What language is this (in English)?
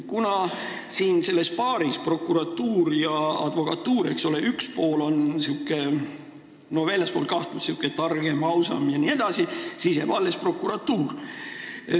Estonian